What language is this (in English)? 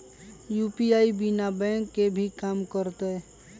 Magahi